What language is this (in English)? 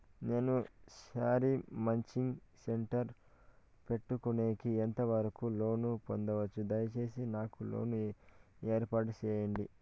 Telugu